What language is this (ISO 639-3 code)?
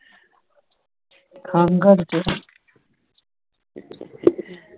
pan